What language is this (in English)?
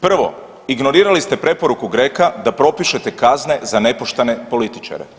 Croatian